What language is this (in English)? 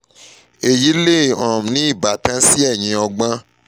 Yoruba